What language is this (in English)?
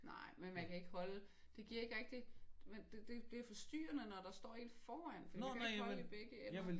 Danish